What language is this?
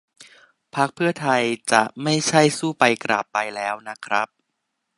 Thai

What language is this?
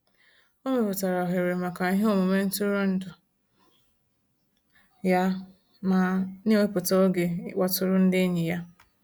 Igbo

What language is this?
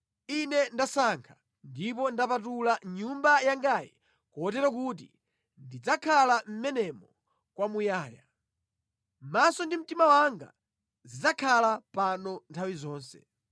Nyanja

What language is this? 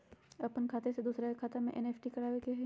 Magahi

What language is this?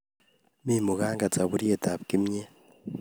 Kalenjin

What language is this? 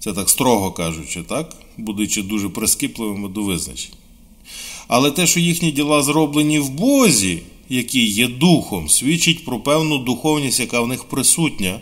Ukrainian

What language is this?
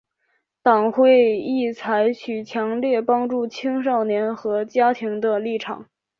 Chinese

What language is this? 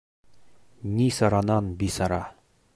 Bashkir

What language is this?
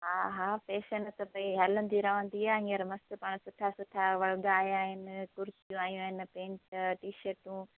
Sindhi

